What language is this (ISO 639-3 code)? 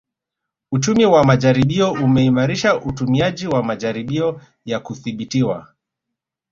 swa